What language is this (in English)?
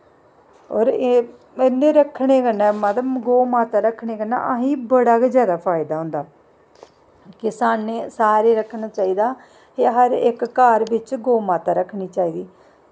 Dogri